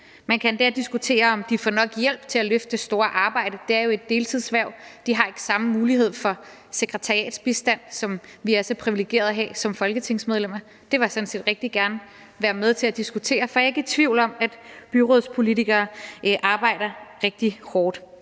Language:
Danish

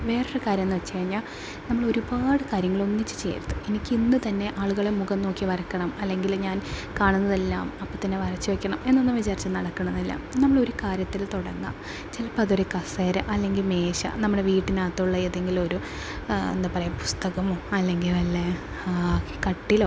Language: Malayalam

